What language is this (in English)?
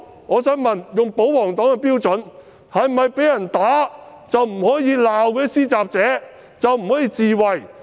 Cantonese